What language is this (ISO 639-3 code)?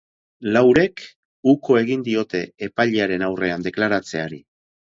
eus